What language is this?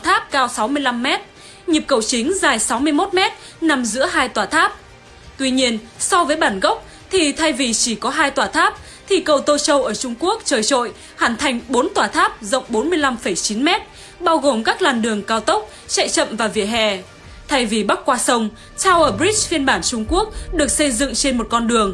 Vietnamese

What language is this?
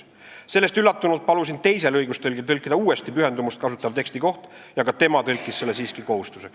Estonian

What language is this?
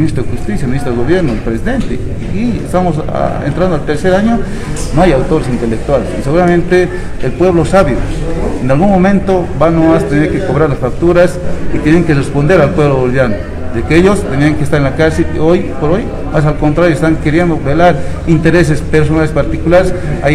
Spanish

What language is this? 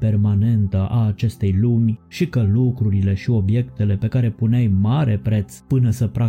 Romanian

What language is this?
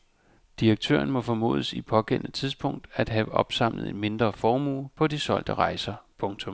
Danish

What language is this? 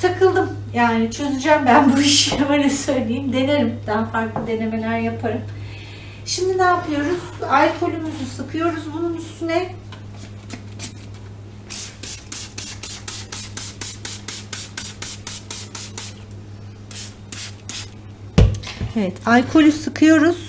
Turkish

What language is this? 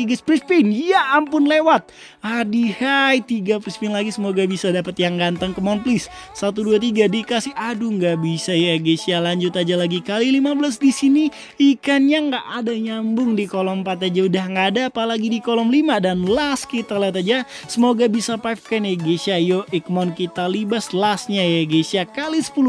Indonesian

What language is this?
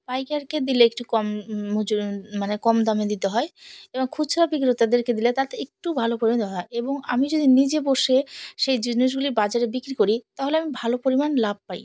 Bangla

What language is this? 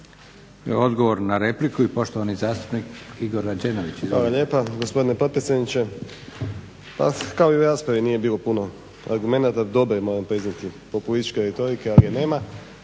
Croatian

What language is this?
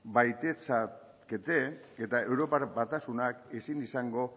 Basque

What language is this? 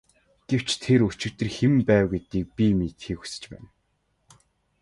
Mongolian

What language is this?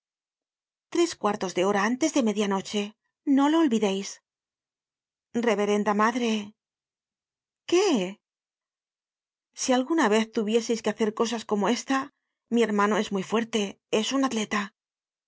Spanish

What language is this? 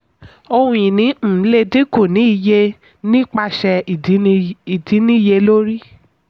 Yoruba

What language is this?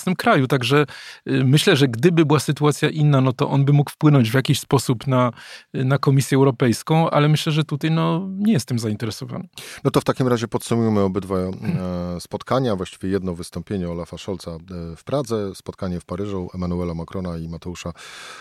Polish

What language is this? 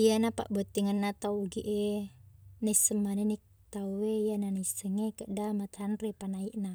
Buginese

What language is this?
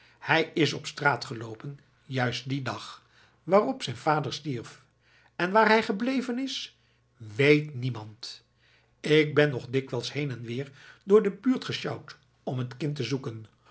Dutch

